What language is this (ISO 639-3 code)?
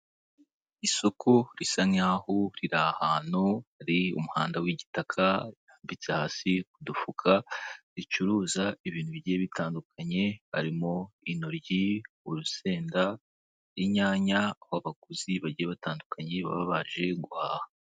kin